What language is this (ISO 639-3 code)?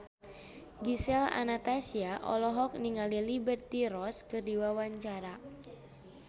sun